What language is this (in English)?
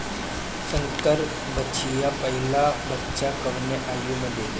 Bhojpuri